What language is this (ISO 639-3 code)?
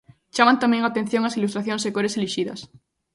glg